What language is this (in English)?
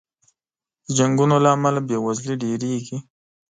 Pashto